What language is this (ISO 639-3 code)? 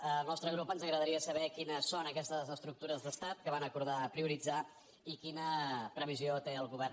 cat